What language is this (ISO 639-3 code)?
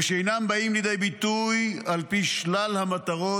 heb